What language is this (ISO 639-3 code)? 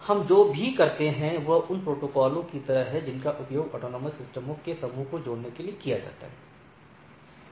hin